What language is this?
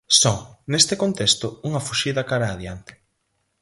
Galician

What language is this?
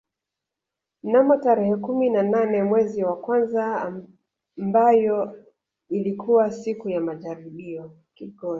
Swahili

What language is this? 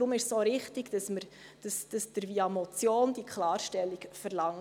Swiss German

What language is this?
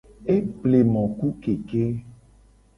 Gen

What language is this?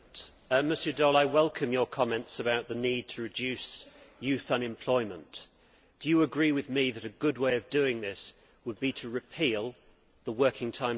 English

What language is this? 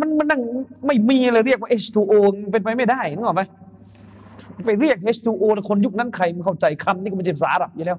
Thai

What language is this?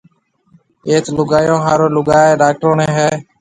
Marwari (Pakistan)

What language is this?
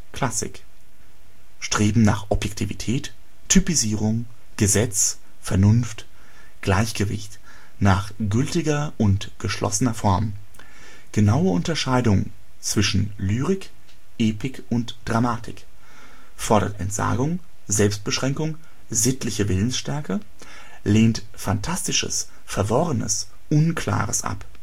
German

